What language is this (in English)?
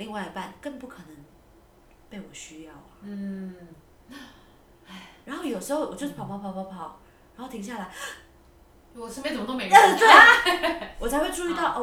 Chinese